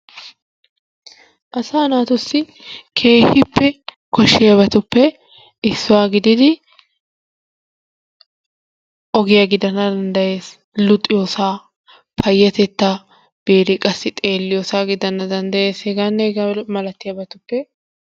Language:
Wolaytta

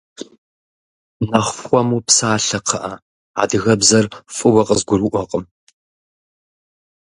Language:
Kabardian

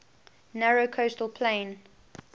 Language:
English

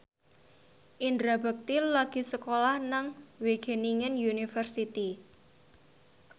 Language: Javanese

